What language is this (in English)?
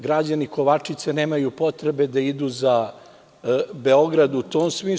Serbian